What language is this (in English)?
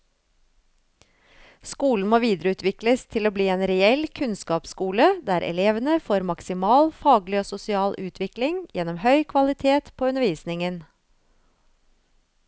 Norwegian